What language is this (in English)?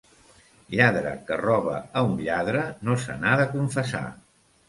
Catalan